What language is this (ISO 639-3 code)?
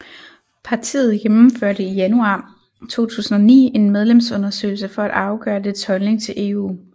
dan